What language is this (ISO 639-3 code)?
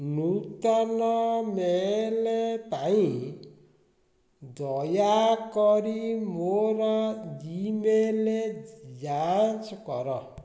ori